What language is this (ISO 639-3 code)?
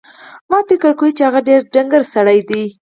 pus